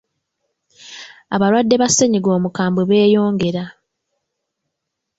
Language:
Ganda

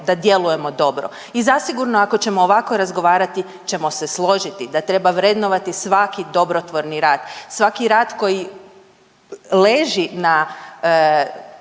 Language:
Croatian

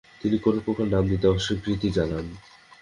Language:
Bangla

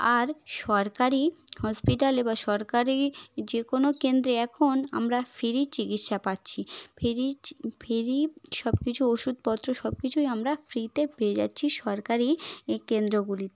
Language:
Bangla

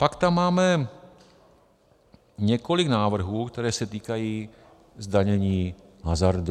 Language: Czech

